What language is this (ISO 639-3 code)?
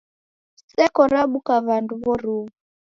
dav